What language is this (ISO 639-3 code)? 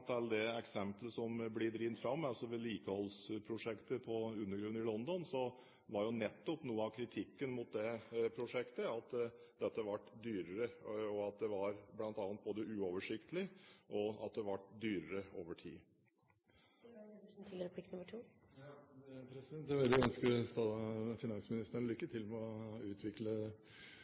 nob